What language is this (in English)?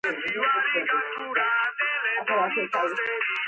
Georgian